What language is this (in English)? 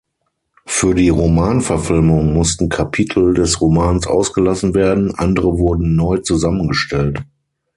German